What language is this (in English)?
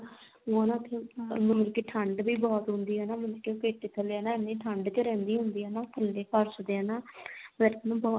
Punjabi